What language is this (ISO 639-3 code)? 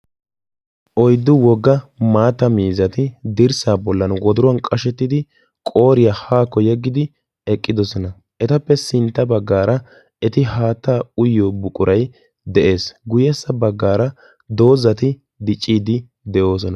wal